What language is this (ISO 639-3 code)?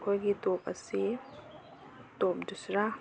mni